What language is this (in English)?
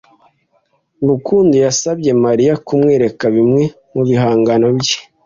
Kinyarwanda